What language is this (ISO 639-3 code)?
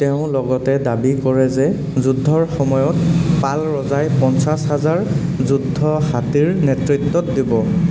asm